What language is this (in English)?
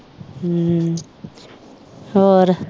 Punjabi